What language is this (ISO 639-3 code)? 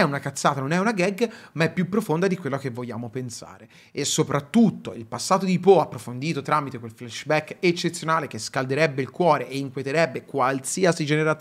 ita